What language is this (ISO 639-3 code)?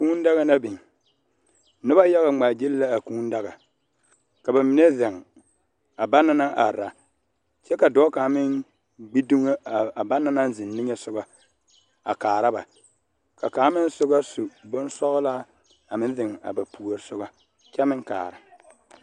dga